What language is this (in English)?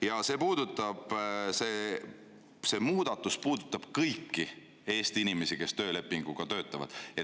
Estonian